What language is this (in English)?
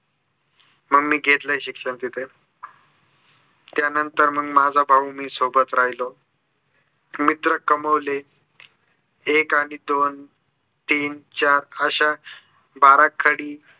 Marathi